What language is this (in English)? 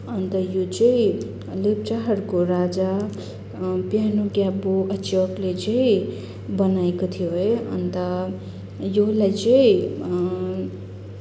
Nepali